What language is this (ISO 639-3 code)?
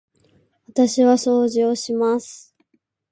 jpn